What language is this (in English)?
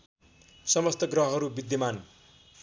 Nepali